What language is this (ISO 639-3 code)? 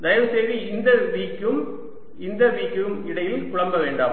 tam